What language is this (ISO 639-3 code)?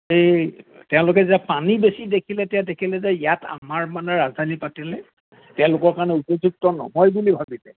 asm